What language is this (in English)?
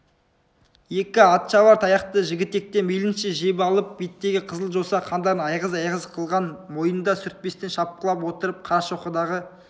Kazakh